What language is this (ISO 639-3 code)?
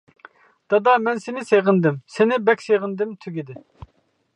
uig